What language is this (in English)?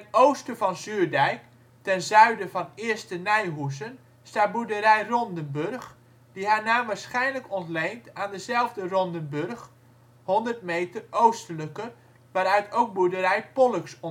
Dutch